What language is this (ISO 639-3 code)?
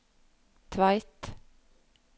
nor